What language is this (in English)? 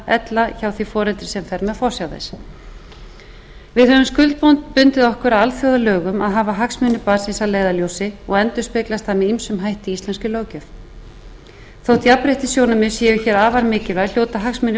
Icelandic